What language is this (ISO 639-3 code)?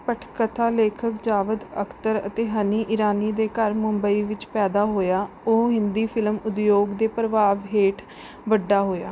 pan